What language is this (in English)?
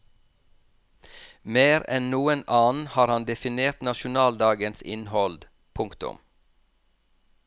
Norwegian